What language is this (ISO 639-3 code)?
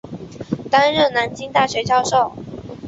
zho